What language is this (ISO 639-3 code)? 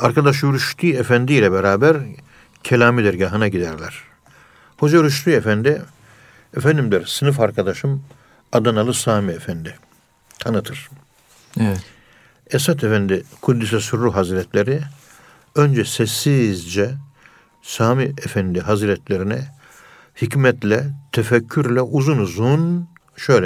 tur